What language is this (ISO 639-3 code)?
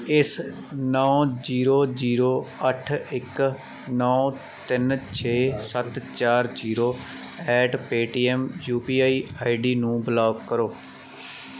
pan